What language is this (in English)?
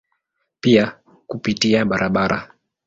Swahili